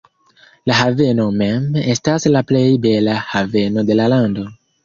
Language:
Esperanto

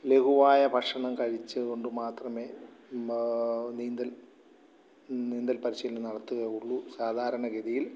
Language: Malayalam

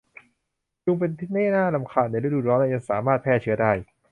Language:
Thai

